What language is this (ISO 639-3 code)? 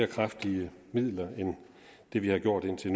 dan